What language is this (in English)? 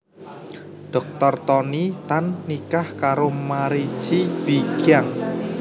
Javanese